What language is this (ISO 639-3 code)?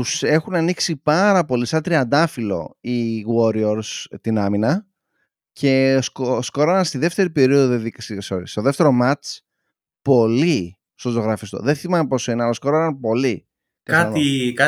ell